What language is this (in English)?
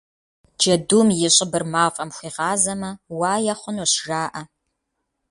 Kabardian